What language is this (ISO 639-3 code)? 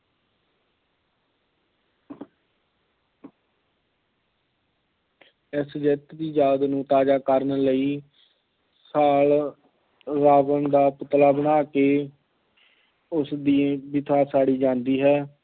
pan